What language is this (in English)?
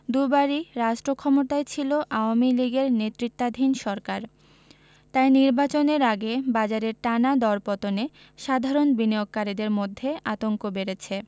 Bangla